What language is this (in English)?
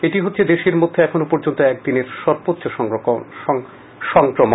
Bangla